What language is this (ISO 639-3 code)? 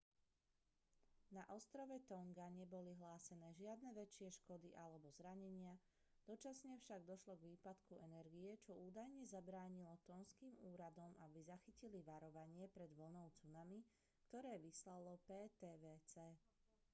slk